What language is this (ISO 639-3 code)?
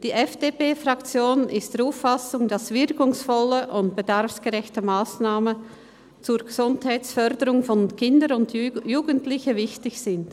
gsw